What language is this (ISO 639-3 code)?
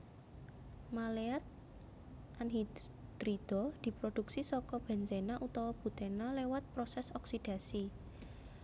jav